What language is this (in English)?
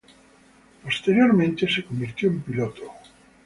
Spanish